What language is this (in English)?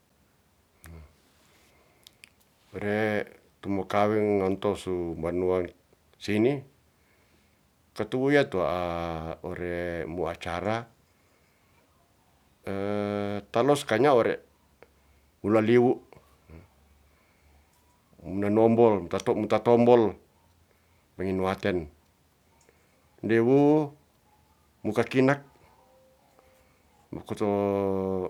Ratahan